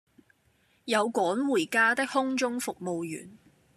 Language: Cantonese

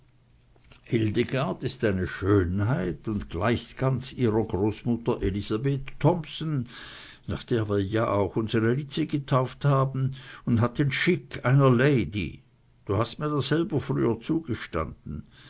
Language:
German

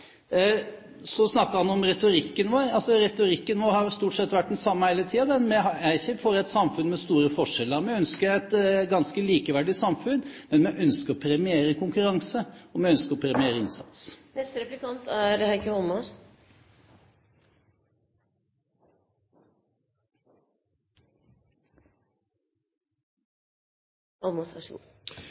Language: Norwegian Bokmål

